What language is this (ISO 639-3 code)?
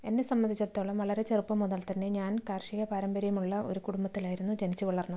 mal